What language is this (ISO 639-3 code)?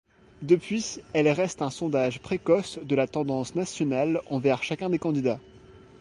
fra